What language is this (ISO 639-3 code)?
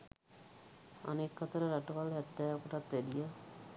sin